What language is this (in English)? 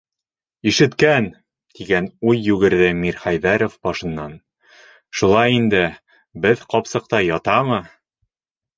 Bashkir